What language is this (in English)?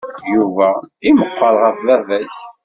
Kabyle